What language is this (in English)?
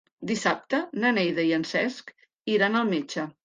Catalan